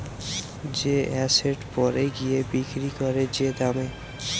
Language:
Bangla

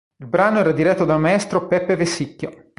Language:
Italian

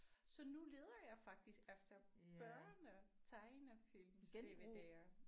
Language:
Danish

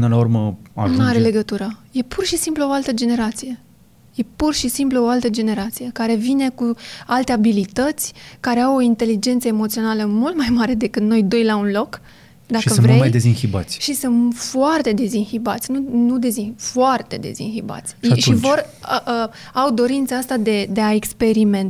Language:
Romanian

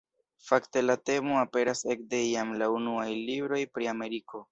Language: Esperanto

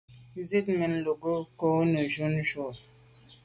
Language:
Medumba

